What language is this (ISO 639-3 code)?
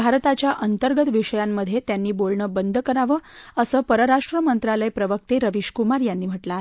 mar